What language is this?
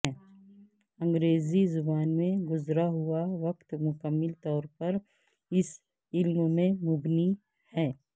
Urdu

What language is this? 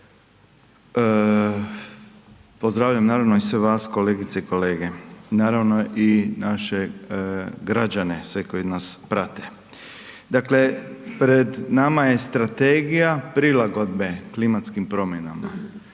Croatian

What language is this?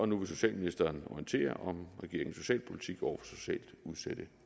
Danish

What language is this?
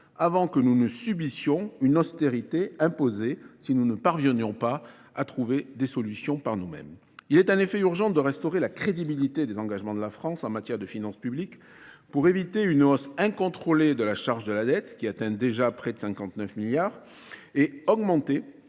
French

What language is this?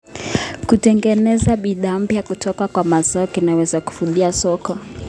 Kalenjin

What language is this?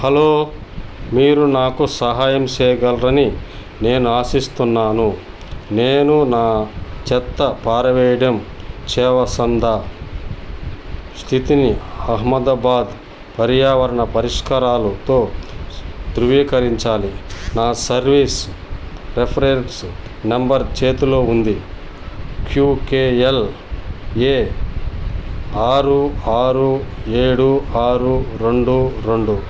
Telugu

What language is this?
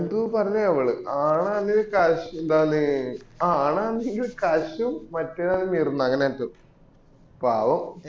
Malayalam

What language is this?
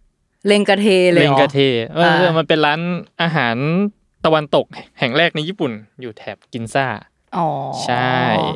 Thai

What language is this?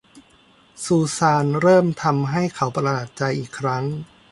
Thai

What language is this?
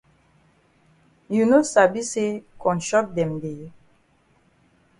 Cameroon Pidgin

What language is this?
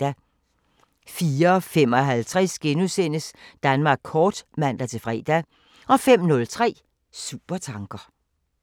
Danish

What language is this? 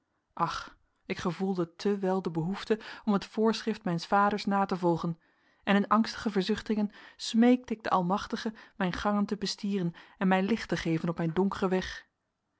Dutch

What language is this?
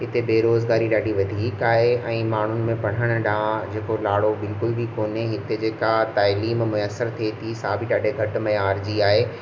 Sindhi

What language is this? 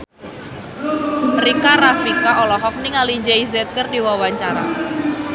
Sundanese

